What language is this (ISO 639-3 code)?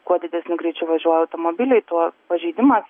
lit